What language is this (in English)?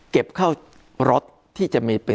Thai